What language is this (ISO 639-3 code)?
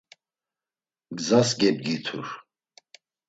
lzz